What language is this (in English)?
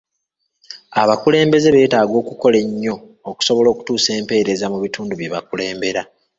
Ganda